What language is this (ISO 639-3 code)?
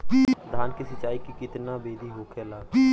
bho